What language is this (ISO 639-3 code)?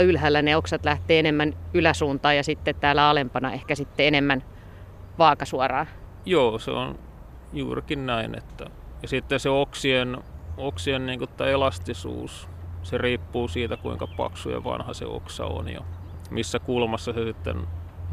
fin